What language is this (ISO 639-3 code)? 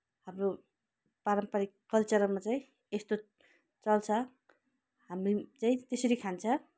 nep